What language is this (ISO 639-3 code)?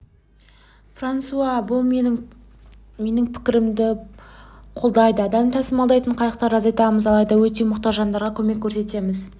kaz